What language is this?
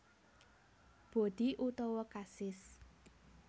Javanese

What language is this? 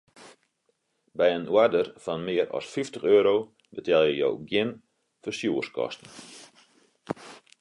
Western Frisian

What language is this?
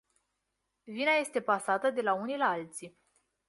Romanian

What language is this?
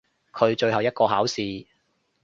Cantonese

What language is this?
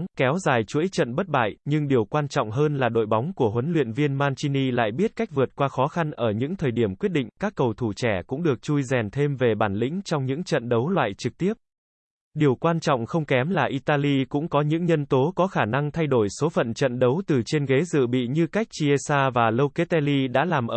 Vietnamese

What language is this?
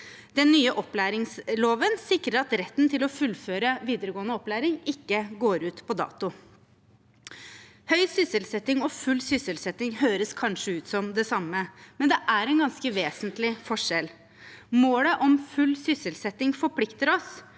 Norwegian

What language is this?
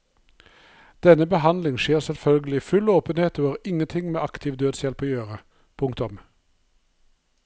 Norwegian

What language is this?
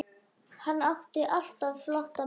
Icelandic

